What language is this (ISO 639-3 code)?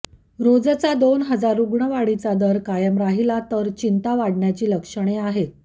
mar